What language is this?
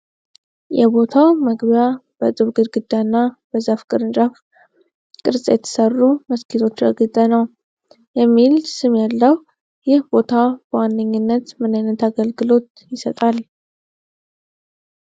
Amharic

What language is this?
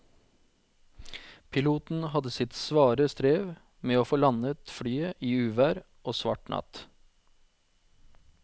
Norwegian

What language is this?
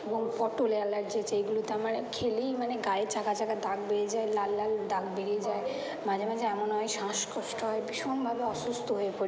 Bangla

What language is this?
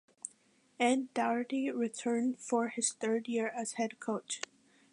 English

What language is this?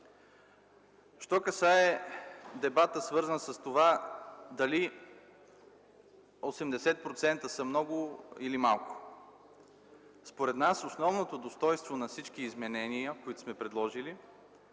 Bulgarian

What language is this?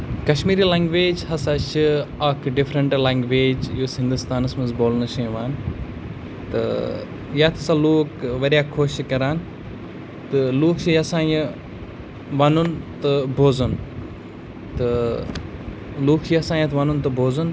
Kashmiri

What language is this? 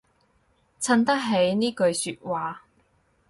Cantonese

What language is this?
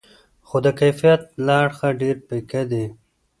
Pashto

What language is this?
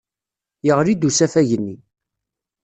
Kabyle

